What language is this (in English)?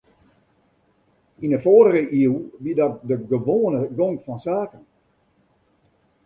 Western Frisian